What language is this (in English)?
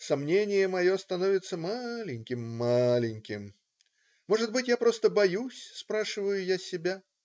Russian